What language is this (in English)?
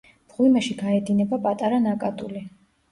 Georgian